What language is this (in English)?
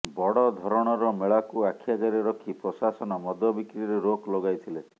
Odia